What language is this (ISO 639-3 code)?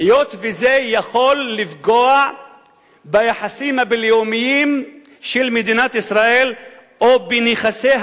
heb